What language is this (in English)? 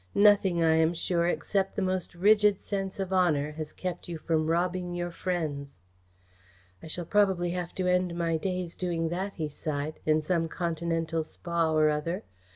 English